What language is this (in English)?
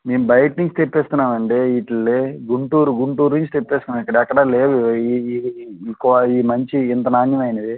Telugu